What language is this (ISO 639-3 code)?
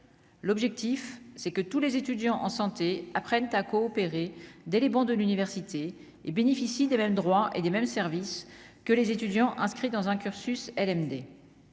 fra